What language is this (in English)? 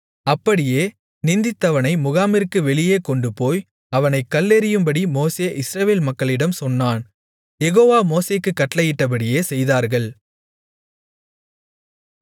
Tamil